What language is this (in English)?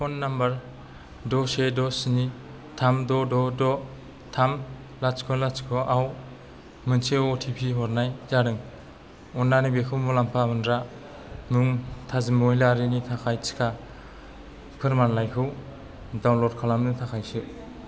Bodo